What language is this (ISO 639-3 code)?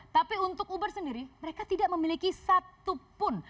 ind